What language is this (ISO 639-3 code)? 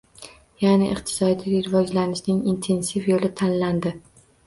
uzb